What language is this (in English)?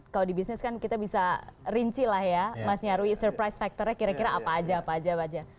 Indonesian